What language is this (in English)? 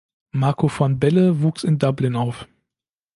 German